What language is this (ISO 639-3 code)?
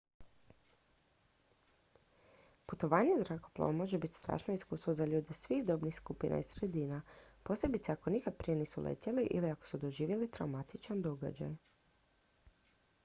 hrv